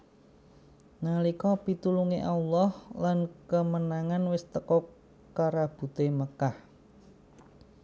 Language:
Javanese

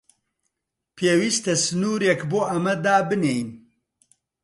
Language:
Central Kurdish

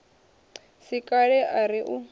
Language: Venda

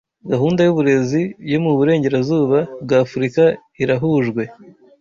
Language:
Kinyarwanda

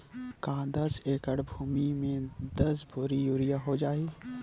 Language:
Chhattisgarhi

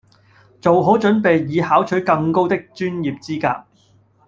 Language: Cantonese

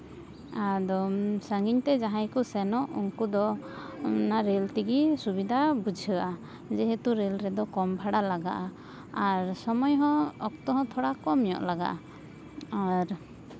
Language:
Santali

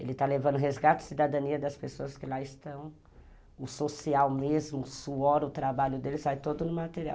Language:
Portuguese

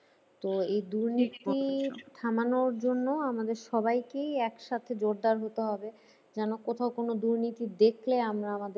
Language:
Bangla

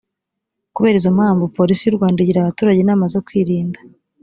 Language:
Kinyarwanda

